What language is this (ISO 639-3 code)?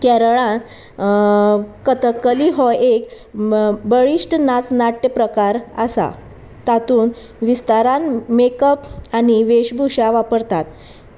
kok